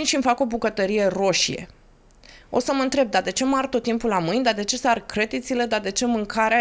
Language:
Romanian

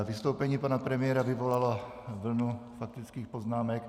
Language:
Czech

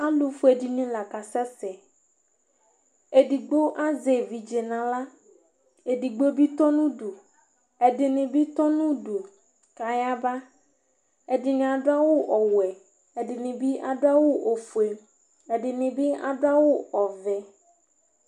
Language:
Ikposo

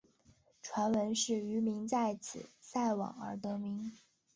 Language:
Chinese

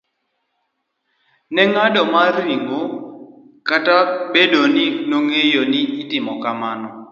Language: Luo (Kenya and Tanzania)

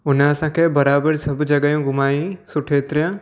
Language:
Sindhi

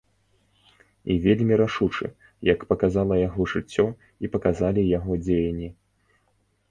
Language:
Belarusian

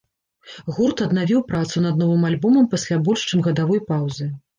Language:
Belarusian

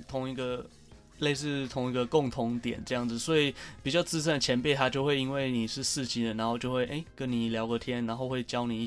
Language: Chinese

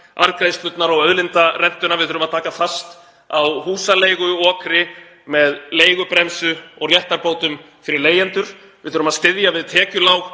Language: Icelandic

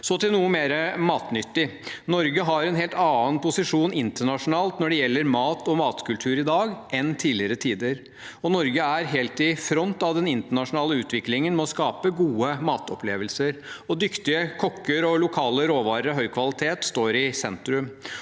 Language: Norwegian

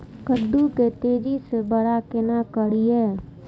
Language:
Maithili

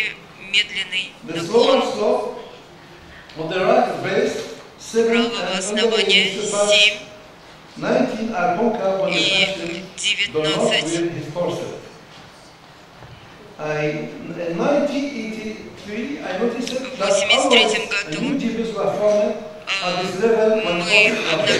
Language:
Russian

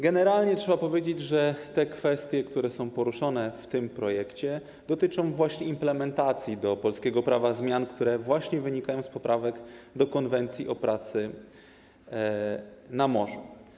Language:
Polish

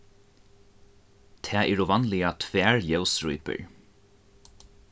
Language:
Faroese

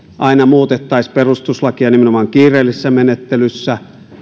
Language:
Finnish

